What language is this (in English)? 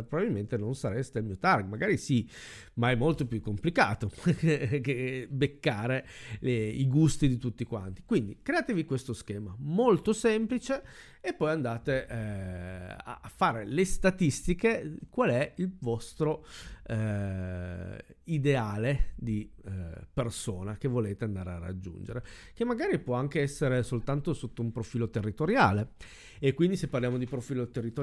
Italian